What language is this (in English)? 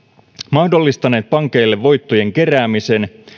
Finnish